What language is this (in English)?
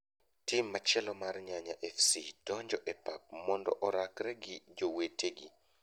Luo (Kenya and Tanzania)